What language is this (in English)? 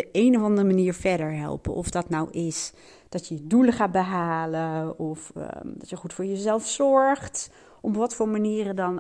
Dutch